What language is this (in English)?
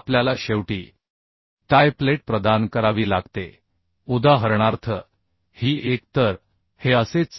Marathi